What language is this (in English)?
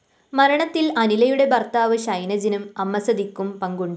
Malayalam